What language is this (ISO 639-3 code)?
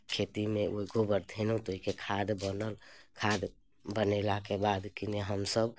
mai